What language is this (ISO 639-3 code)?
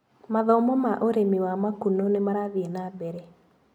kik